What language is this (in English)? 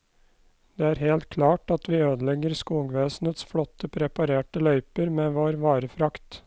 Norwegian